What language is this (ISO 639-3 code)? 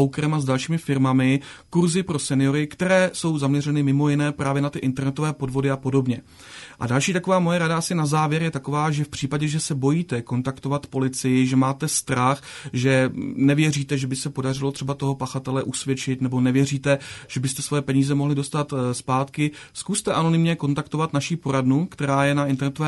ces